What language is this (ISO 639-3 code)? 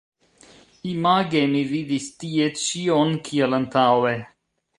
epo